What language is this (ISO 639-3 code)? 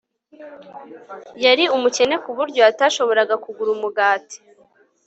kin